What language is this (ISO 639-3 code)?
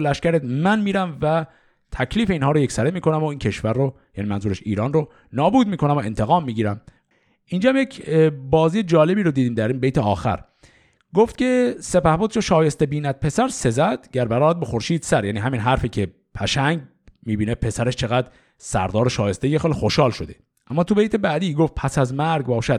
fas